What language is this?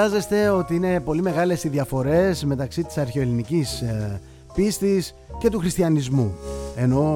Greek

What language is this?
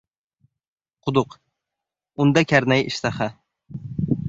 Uzbek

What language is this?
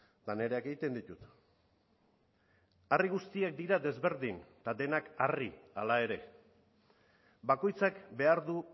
Basque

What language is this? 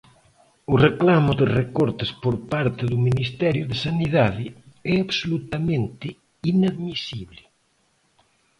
Galician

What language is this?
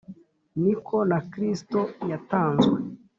Kinyarwanda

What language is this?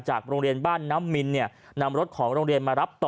Thai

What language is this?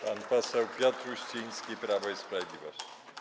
Polish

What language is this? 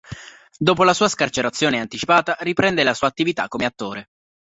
Italian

